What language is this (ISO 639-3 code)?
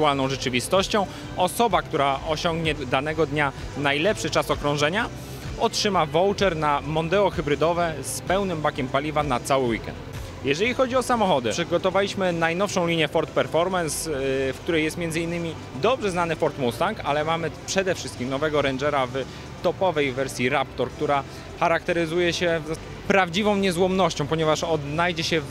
pol